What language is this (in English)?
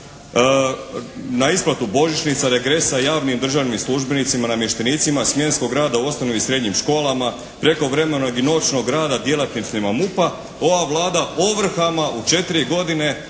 Croatian